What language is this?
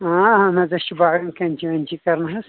Kashmiri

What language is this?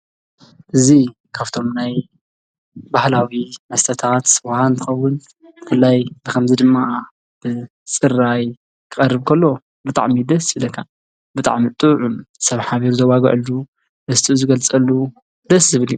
Tigrinya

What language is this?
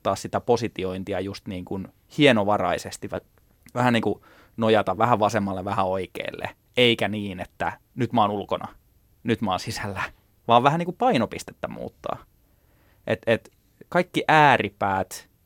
Finnish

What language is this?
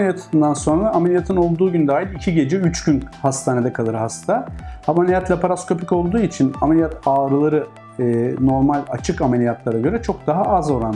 Turkish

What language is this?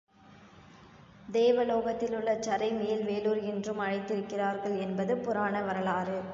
Tamil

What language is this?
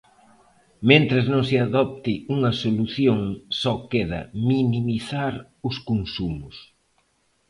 Galician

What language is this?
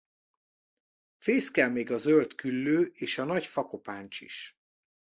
Hungarian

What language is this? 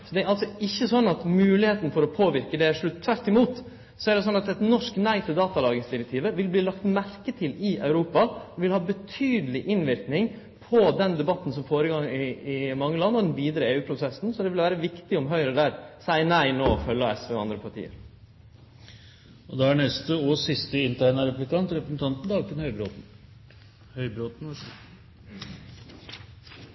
Norwegian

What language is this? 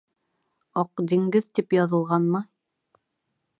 Bashkir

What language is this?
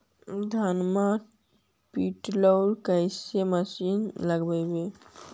Magahi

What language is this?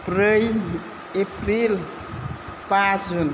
Bodo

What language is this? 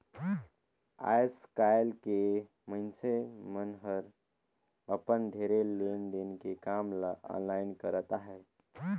Chhattisgarhi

